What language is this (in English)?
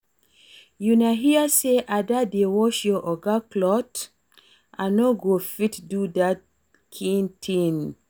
Nigerian Pidgin